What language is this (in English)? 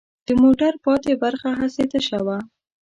Pashto